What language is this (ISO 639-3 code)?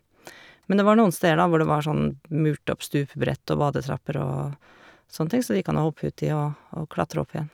nor